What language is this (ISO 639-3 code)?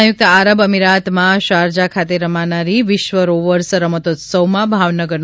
guj